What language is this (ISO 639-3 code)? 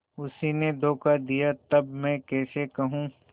hin